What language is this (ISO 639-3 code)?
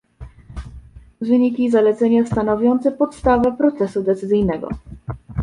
pol